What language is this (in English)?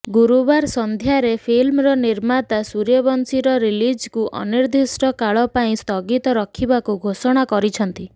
Odia